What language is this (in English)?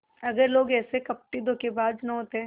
Hindi